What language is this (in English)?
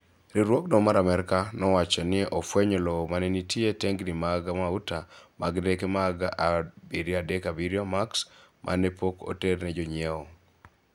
Luo (Kenya and Tanzania)